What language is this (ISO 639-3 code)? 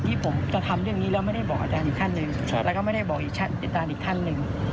tha